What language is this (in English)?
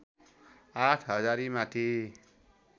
Nepali